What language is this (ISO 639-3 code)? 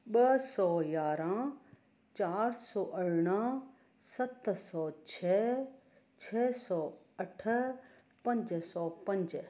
snd